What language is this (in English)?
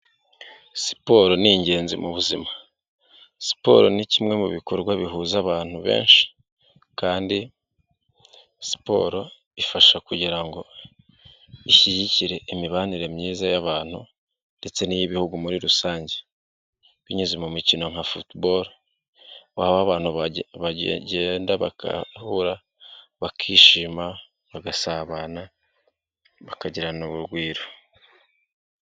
Kinyarwanda